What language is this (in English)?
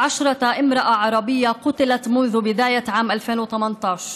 Hebrew